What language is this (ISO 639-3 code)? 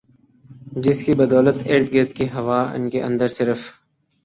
urd